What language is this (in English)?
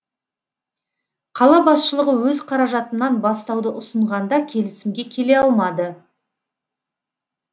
Kazakh